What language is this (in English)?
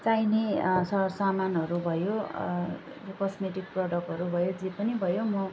Nepali